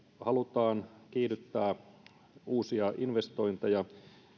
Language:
Finnish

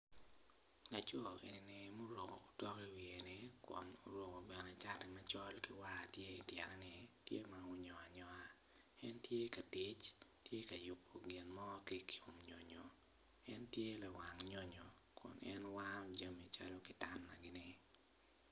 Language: Acoli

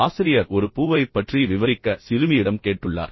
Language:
Tamil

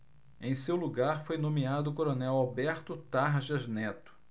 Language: Portuguese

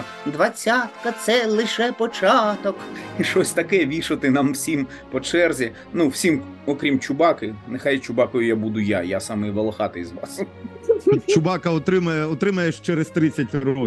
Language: Ukrainian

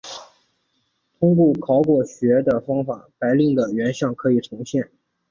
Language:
Chinese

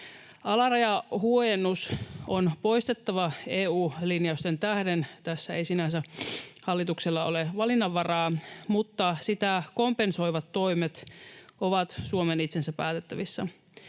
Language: Finnish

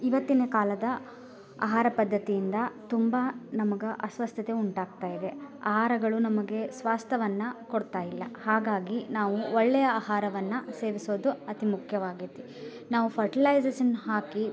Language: Kannada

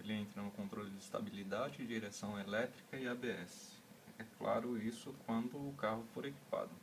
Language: Portuguese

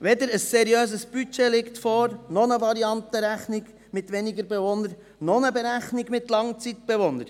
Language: Swiss German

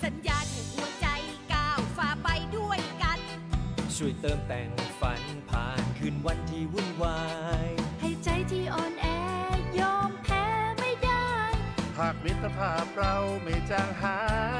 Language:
Thai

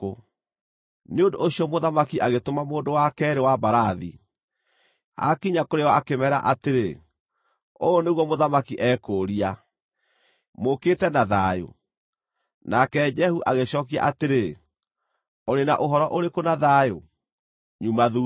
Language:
Kikuyu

